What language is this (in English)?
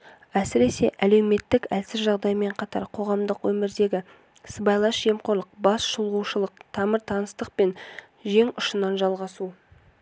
Kazakh